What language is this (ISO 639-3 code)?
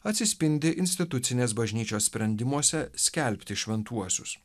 lit